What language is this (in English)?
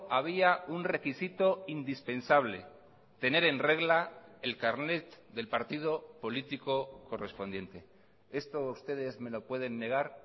Spanish